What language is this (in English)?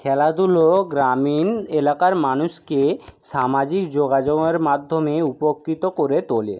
Bangla